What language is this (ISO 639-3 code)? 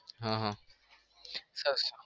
guj